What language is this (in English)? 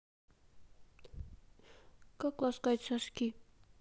Russian